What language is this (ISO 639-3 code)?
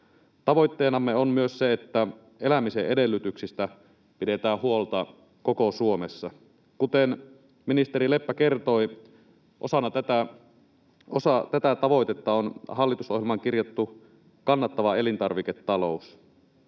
fin